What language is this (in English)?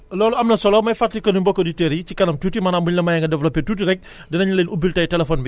Wolof